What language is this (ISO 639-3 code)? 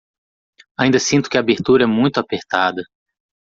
por